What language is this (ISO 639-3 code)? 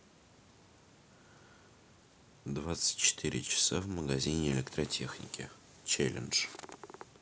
rus